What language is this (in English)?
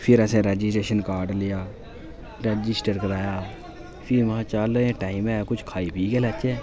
Dogri